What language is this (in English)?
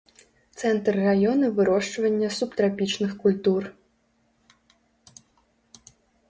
Belarusian